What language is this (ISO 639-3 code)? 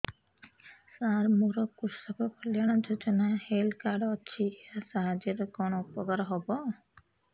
ori